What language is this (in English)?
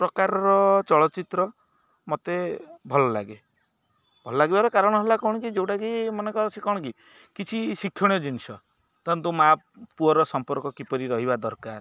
Odia